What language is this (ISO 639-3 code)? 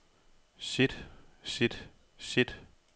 dan